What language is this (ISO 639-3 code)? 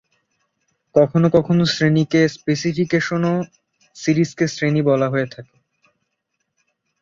ben